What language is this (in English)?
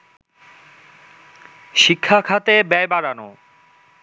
Bangla